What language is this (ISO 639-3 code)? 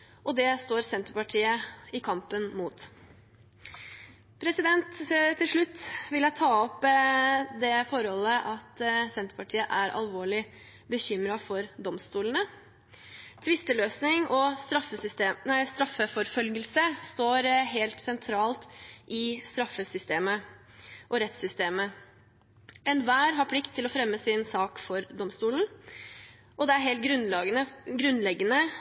nob